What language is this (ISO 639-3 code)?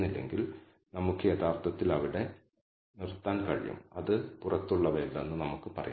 mal